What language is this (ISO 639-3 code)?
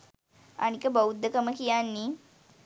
sin